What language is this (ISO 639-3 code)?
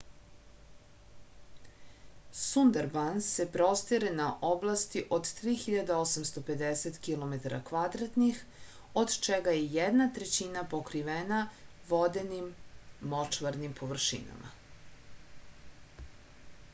srp